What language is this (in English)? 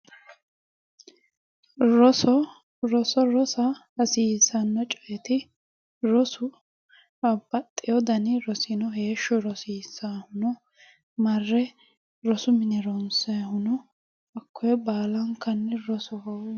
Sidamo